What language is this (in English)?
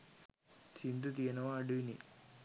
Sinhala